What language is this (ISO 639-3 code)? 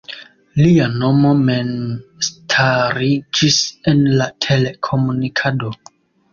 epo